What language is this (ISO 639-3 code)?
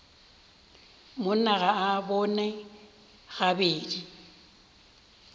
nso